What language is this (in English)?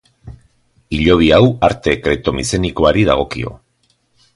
Basque